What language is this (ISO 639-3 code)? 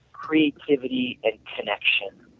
eng